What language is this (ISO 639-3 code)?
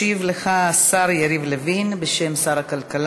heb